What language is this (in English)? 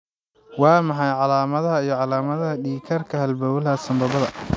Somali